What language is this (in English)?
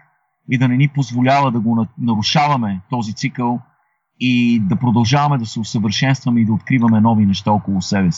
Bulgarian